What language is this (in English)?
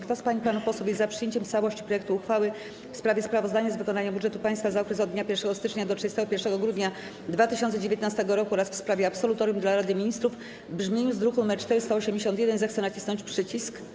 Polish